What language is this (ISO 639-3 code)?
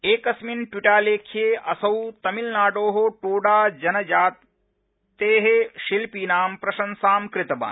san